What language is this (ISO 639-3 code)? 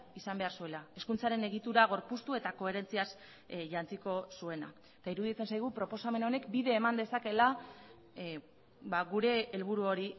eus